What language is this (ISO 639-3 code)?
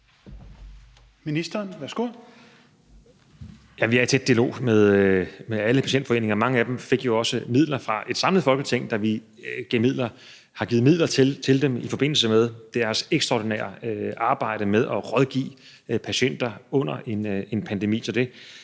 dan